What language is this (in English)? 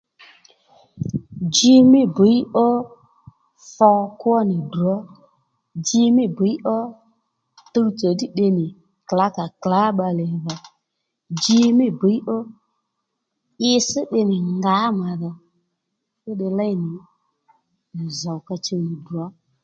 Lendu